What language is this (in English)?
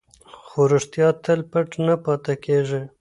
Pashto